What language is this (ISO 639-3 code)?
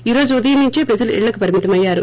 tel